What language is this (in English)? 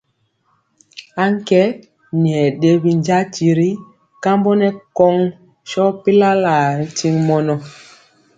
Mpiemo